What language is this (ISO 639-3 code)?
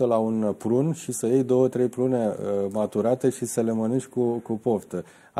ron